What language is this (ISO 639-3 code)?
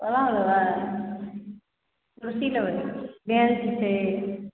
mai